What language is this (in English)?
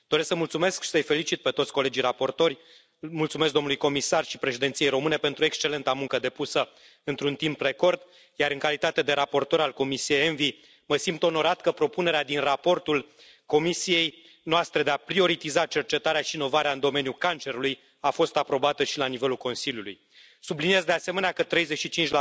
Romanian